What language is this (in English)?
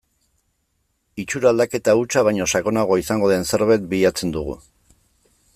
Basque